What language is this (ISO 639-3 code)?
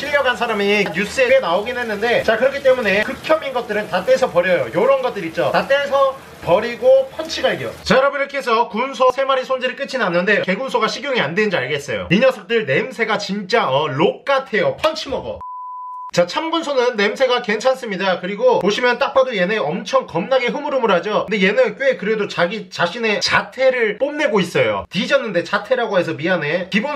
kor